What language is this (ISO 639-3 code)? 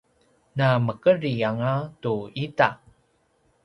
pwn